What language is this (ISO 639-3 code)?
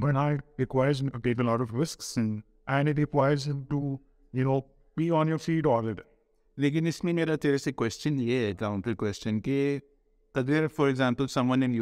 urd